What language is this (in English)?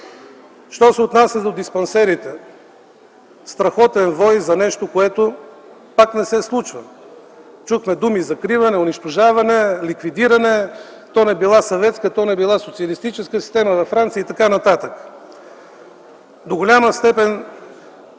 Bulgarian